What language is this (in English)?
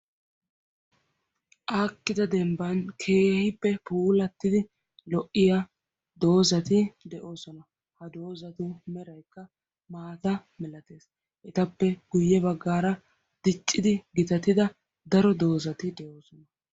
Wolaytta